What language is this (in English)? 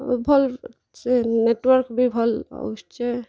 Odia